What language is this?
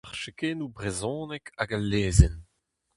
Breton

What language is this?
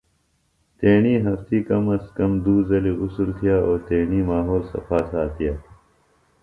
Phalura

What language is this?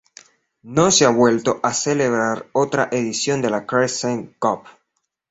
Spanish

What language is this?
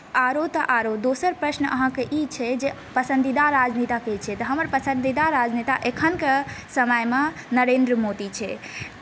Maithili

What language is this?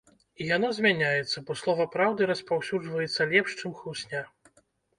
Belarusian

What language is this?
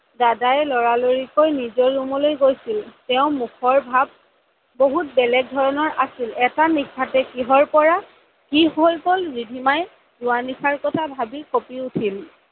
Assamese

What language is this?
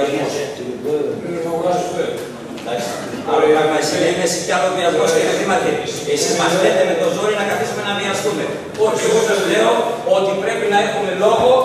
Greek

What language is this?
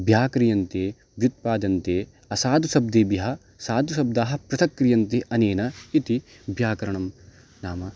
Sanskrit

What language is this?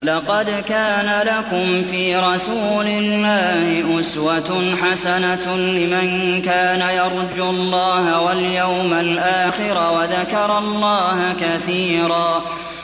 Arabic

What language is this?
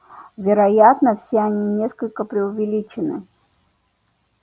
Russian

